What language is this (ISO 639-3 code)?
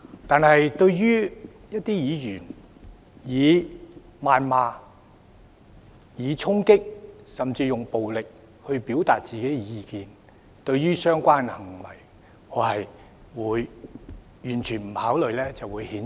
yue